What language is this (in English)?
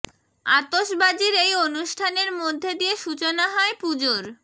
Bangla